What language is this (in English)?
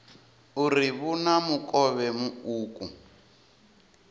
Venda